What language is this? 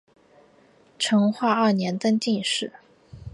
Chinese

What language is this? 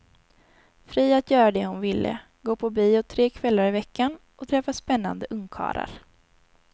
Swedish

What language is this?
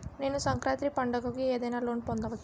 Telugu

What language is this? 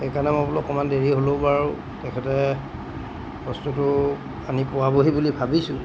Assamese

